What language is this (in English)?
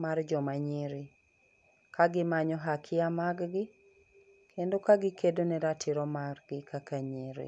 Luo (Kenya and Tanzania)